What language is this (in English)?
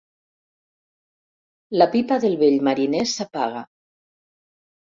Catalan